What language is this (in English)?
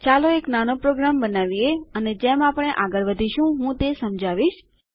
Gujarati